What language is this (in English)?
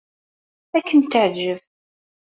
Kabyle